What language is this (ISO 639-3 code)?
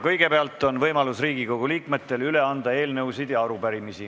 est